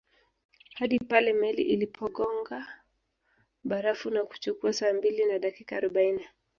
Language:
Swahili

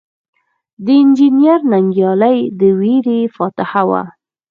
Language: Pashto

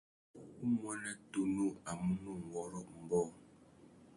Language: Tuki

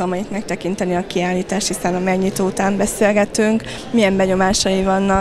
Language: Hungarian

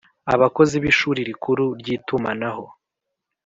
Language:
Kinyarwanda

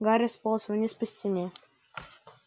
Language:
Russian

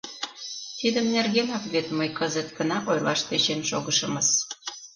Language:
Mari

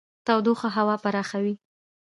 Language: Pashto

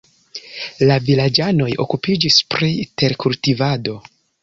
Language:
Esperanto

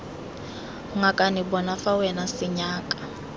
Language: Tswana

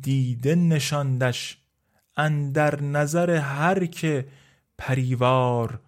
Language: Persian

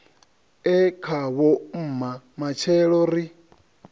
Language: Venda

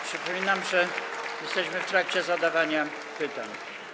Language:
Polish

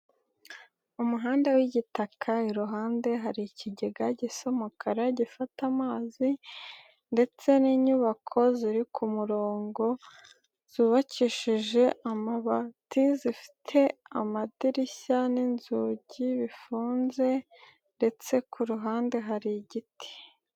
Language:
Kinyarwanda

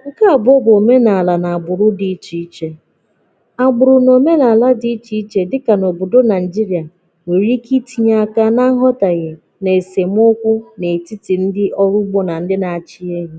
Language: Igbo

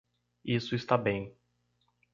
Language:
Portuguese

